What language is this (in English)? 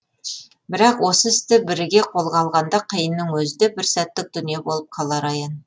Kazakh